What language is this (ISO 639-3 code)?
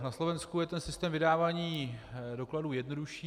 ces